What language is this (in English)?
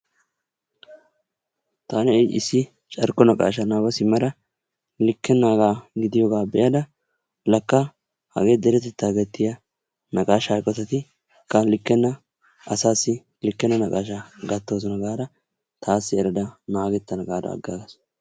Wolaytta